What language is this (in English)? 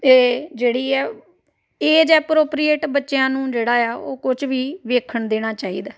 Punjabi